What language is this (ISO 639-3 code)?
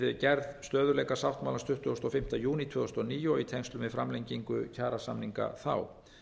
isl